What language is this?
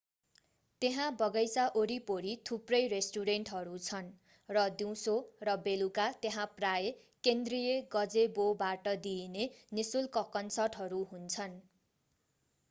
Nepali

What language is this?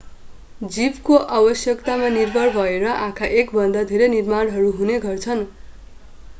Nepali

